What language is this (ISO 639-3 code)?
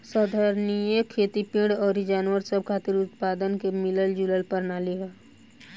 bho